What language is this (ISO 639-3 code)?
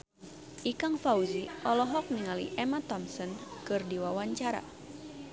sun